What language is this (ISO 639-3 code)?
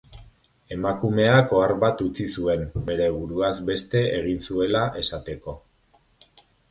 eus